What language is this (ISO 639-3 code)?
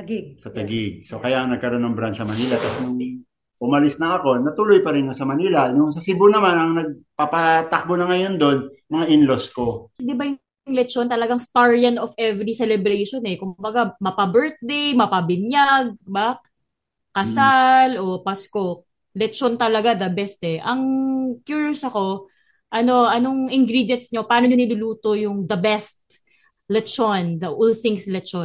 fil